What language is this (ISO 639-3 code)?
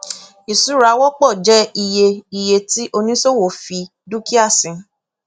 yor